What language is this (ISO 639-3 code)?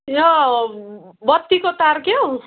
nep